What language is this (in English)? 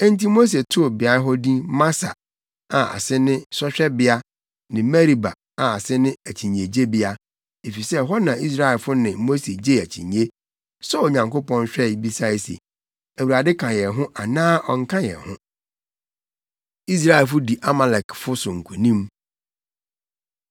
Akan